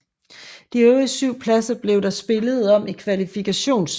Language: Danish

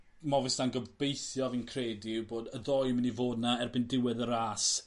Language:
Welsh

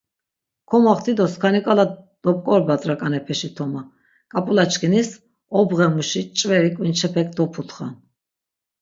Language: Laz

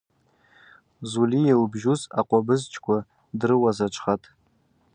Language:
Abaza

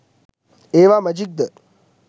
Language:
Sinhala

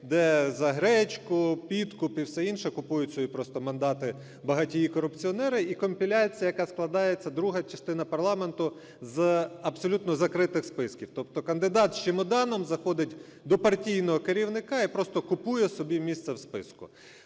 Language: Ukrainian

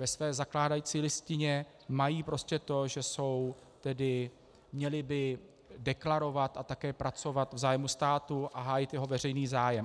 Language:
Czech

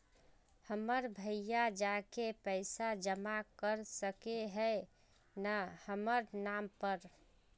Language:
Magahi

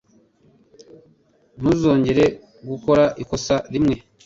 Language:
Kinyarwanda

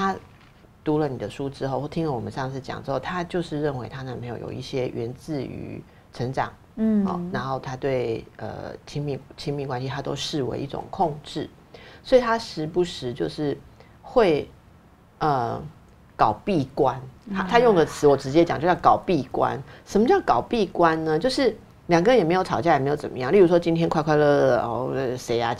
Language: Chinese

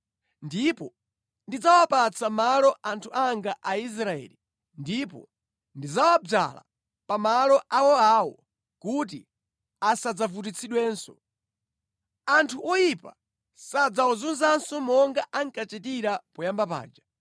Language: Nyanja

